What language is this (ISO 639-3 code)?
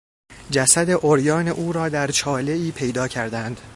fas